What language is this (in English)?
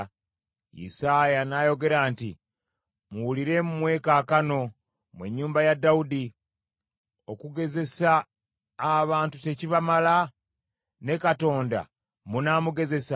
Ganda